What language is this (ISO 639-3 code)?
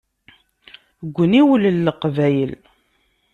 kab